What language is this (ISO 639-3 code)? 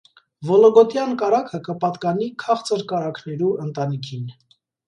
hye